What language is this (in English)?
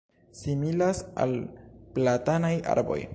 Esperanto